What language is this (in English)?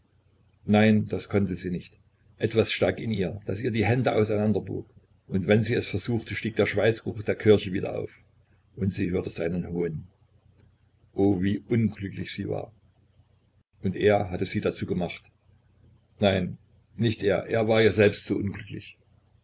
German